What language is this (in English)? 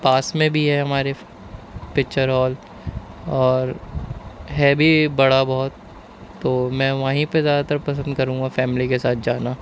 Urdu